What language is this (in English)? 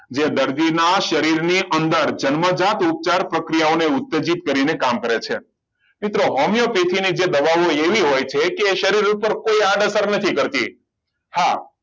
Gujarati